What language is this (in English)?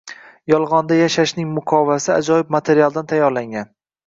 Uzbek